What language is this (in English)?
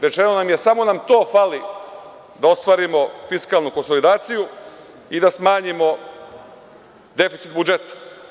Serbian